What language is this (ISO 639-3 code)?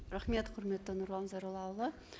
kaz